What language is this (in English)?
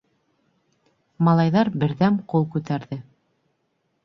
Bashkir